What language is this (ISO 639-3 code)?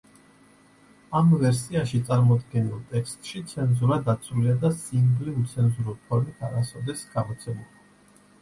kat